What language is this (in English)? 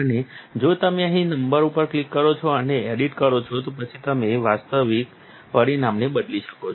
Gujarati